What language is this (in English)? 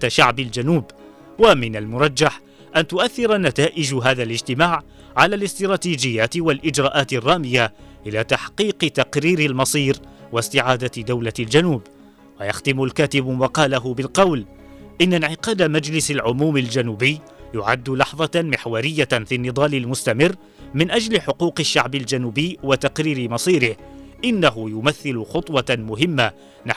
Arabic